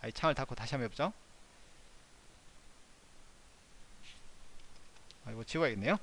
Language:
Korean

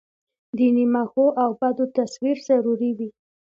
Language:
Pashto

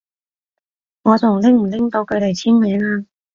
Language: Cantonese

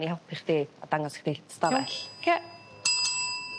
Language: Welsh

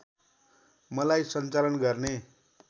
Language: Nepali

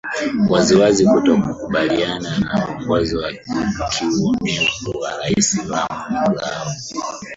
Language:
Swahili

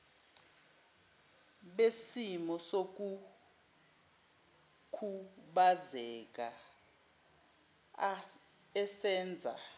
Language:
Zulu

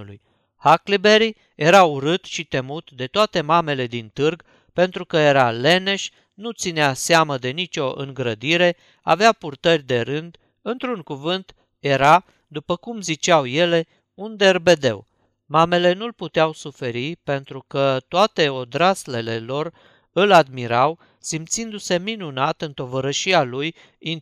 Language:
Romanian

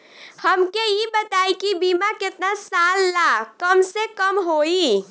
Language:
Bhojpuri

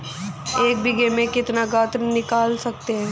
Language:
Hindi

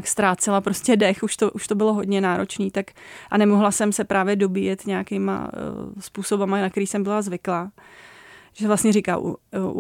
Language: Czech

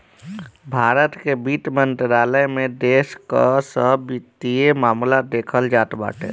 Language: Bhojpuri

